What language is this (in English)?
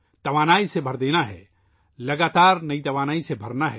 Urdu